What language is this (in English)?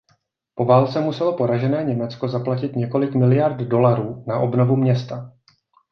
Czech